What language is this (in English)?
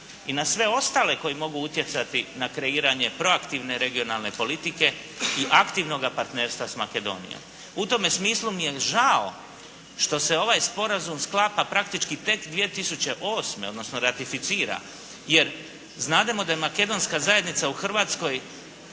Croatian